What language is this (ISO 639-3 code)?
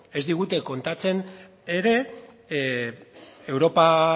eus